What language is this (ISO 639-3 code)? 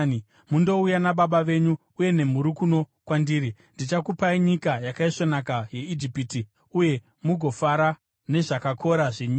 sna